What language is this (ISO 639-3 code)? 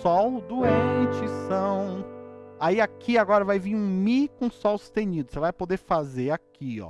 por